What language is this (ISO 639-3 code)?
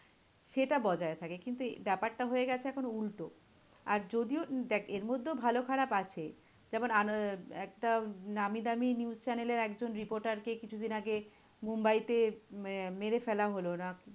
ben